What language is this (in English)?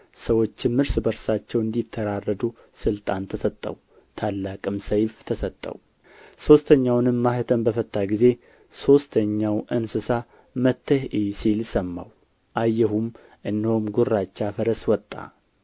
Amharic